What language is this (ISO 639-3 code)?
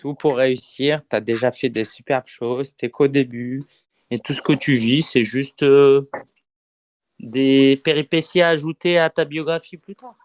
fra